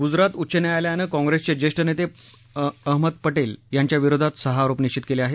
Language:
Marathi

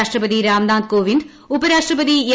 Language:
Malayalam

